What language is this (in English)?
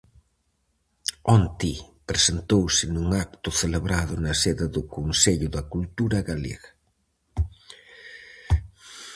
Galician